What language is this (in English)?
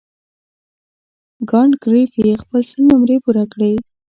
Pashto